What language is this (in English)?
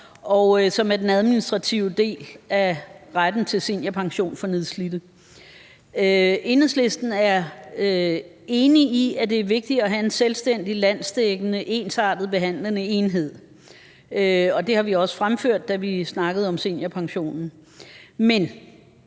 Danish